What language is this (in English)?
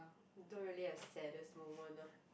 English